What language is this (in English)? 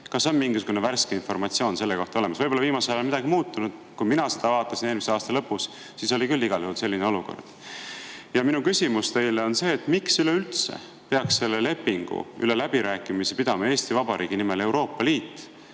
Estonian